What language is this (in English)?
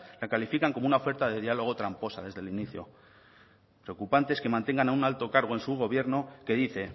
Spanish